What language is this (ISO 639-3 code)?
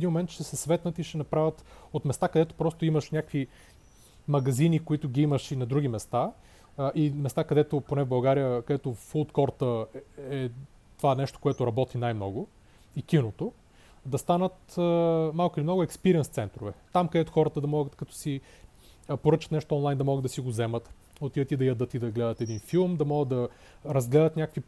bul